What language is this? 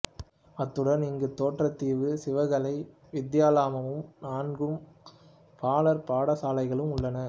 Tamil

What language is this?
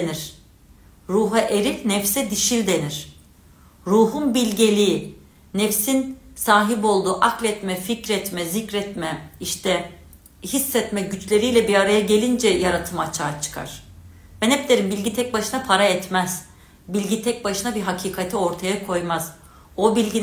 Turkish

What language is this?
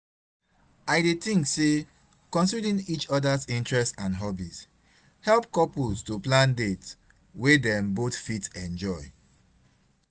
Nigerian Pidgin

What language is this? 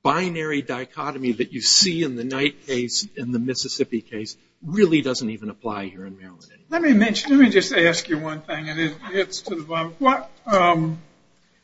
English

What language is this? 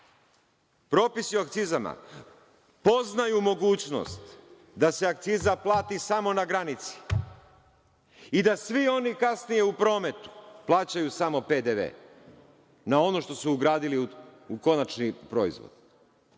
Serbian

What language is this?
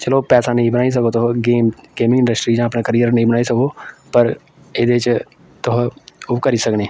Dogri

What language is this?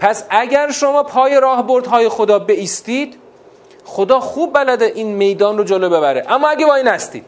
Persian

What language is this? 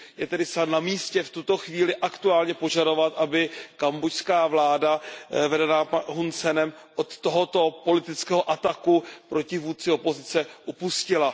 Czech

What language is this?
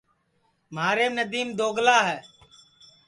Sansi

